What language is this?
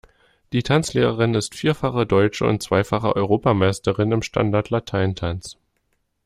German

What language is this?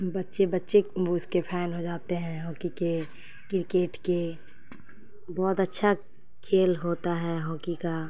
Urdu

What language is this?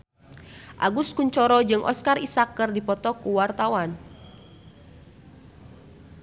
Sundanese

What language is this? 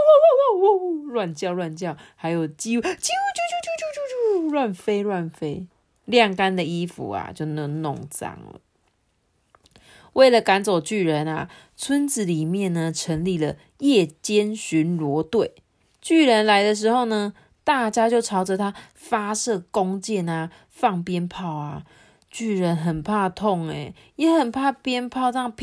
Chinese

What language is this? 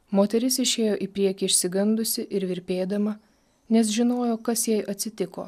Lithuanian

